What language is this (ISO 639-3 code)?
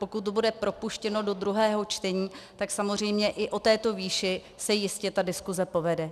ces